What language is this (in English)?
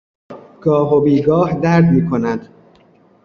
Persian